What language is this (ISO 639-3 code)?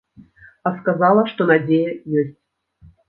bel